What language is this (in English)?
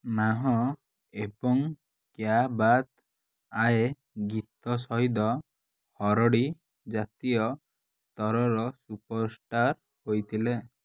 Odia